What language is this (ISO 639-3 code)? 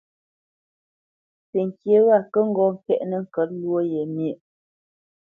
bce